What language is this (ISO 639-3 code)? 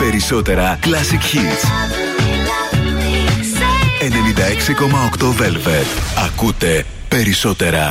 ell